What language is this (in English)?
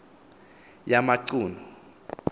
Xhosa